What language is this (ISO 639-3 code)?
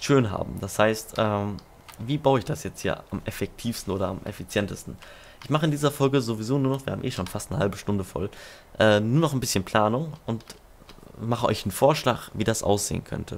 deu